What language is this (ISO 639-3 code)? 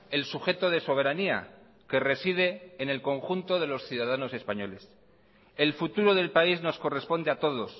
spa